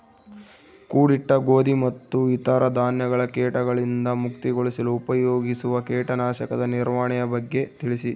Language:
Kannada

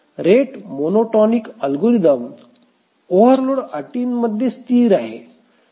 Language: Marathi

